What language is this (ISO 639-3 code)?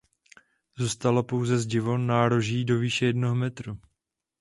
ces